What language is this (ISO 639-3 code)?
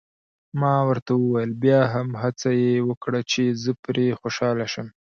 pus